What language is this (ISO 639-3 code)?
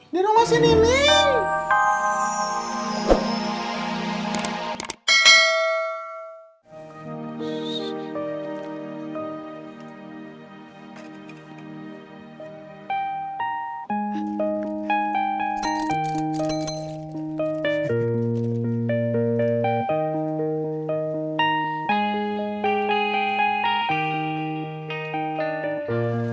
ind